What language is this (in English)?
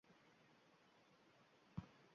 Uzbek